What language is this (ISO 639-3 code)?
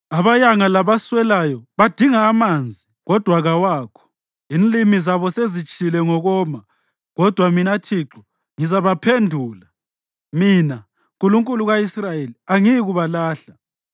nde